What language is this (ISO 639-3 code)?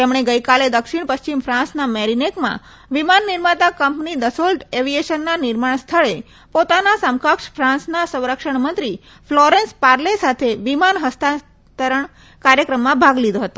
guj